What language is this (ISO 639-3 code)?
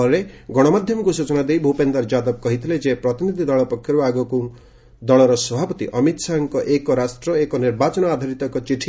ori